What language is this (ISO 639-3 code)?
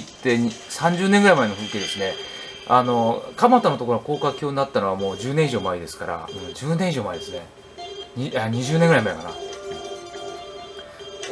jpn